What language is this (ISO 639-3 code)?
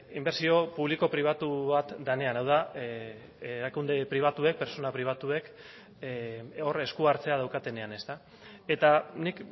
eus